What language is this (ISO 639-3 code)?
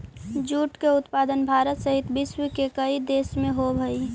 mag